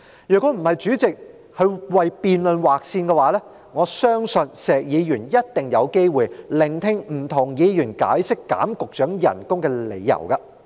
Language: Cantonese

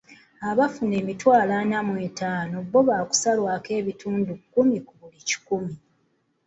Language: Ganda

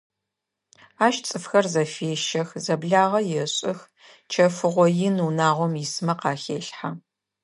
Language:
Adyghe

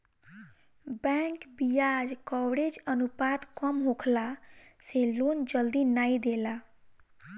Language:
Bhojpuri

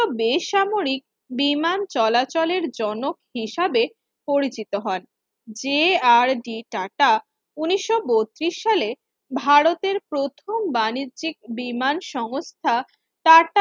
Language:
Bangla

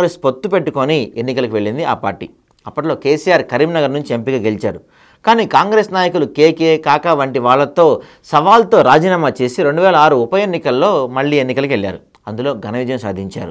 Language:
Telugu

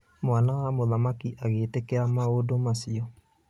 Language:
Kikuyu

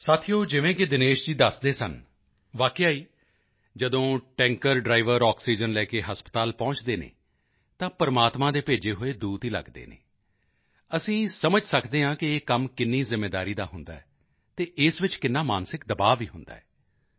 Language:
Punjabi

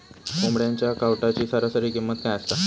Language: Marathi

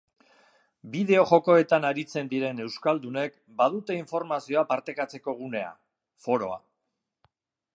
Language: Basque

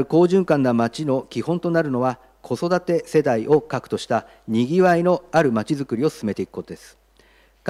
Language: Japanese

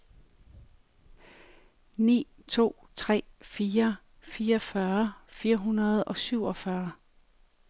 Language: Danish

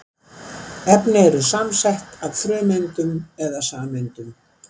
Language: Icelandic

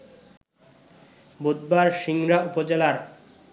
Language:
Bangla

